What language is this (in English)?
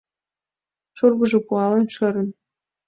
Mari